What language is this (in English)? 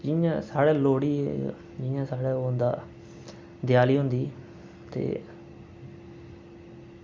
Dogri